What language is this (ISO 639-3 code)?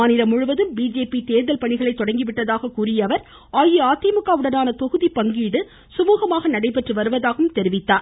tam